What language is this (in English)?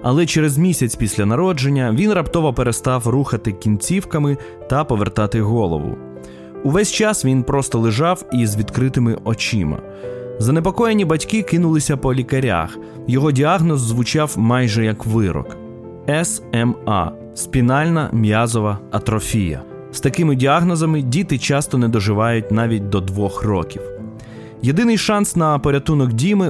Ukrainian